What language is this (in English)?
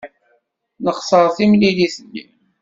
Kabyle